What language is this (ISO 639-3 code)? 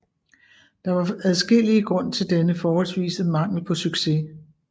dan